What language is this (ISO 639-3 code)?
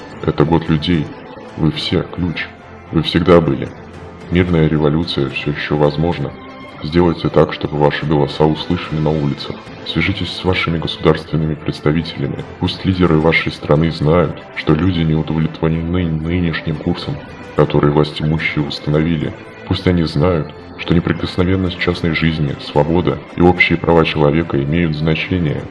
rus